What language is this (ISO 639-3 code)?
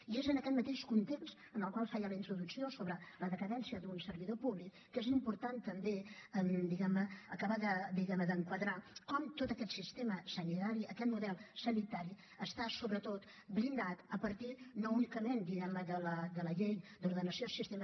cat